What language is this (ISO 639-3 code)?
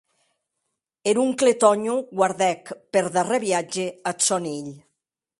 oci